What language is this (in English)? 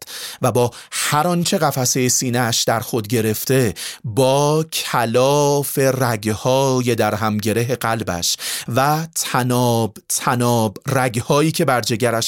Persian